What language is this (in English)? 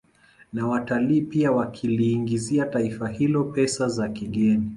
Swahili